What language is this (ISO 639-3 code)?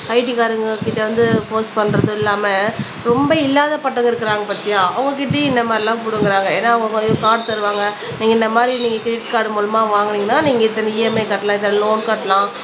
tam